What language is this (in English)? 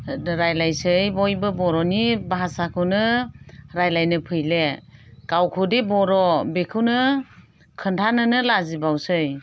Bodo